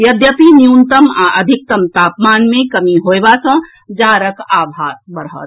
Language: Maithili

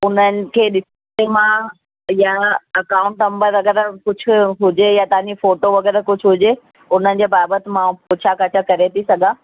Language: Sindhi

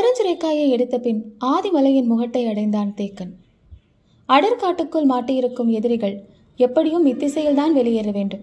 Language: Tamil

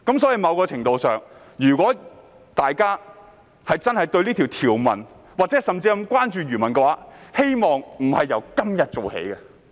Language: Cantonese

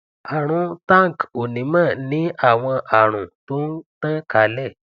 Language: Yoruba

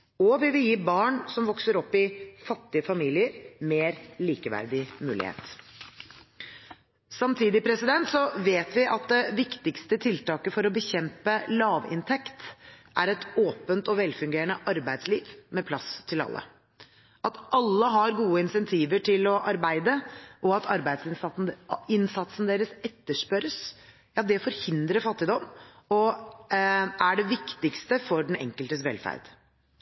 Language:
Norwegian Bokmål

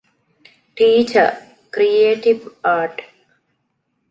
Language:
Divehi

